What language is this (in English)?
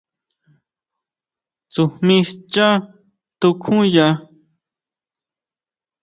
Huautla Mazatec